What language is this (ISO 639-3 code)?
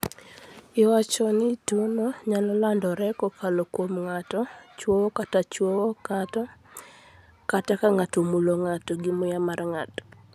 luo